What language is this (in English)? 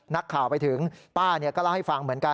Thai